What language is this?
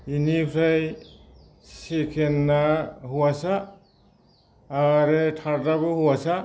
Bodo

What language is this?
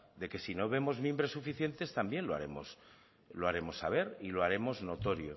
Spanish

